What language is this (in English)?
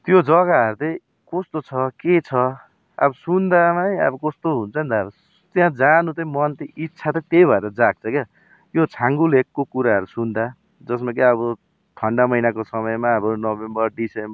Nepali